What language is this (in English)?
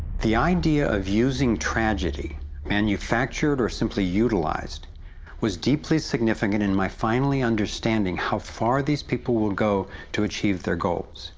English